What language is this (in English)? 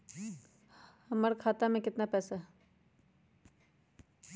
Magahi